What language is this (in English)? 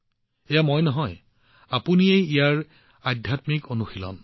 Assamese